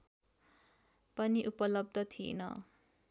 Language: Nepali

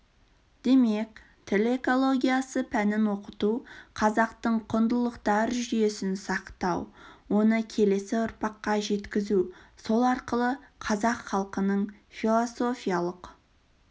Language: Kazakh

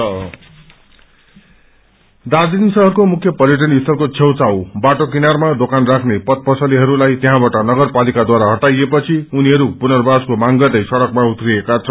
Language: Nepali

